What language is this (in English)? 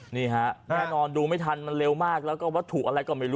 Thai